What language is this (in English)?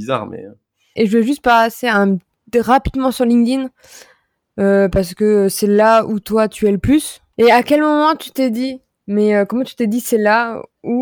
French